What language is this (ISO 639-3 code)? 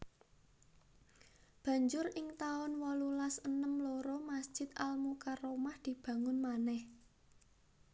jav